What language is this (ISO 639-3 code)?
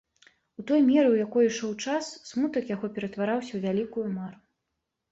bel